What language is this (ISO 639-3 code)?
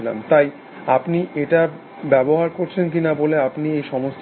ben